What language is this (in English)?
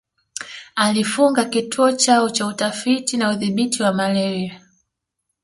Swahili